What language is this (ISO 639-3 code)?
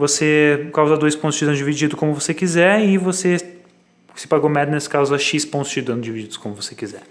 por